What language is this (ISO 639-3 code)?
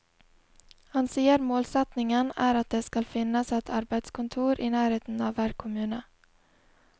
nor